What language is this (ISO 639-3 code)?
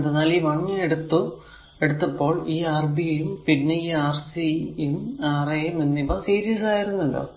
mal